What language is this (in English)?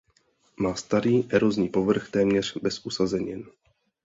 Czech